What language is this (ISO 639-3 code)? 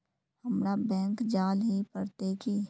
mag